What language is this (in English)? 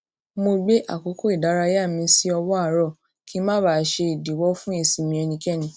Yoruba